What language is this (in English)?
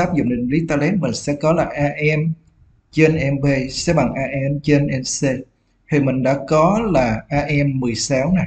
Vietnamese